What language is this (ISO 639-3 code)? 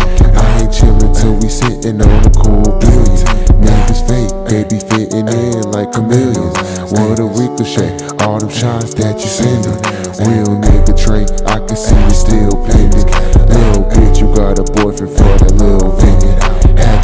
eng